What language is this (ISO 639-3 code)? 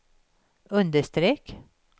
swe